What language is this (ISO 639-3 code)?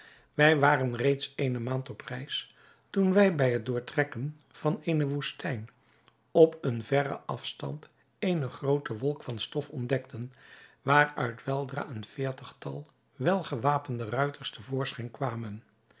nld